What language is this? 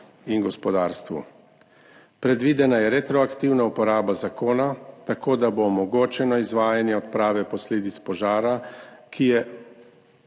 Slovenian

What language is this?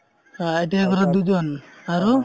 Assamese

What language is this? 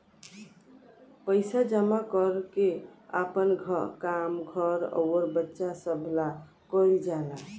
Bhojpuri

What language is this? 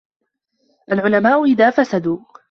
Arabic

